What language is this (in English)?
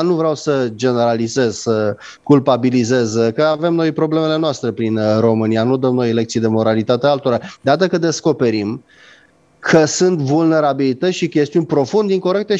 Romanian